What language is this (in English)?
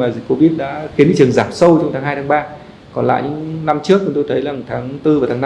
Vietnamese